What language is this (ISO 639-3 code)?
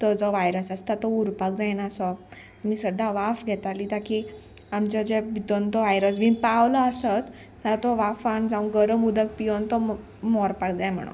kok